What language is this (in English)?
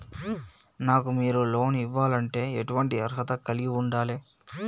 Telugu